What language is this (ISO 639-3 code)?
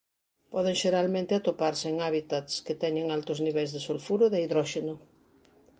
glg